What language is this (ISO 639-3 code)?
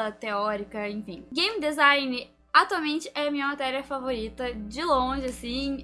por